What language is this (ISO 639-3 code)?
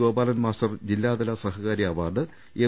mal